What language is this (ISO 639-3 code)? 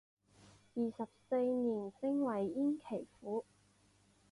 zho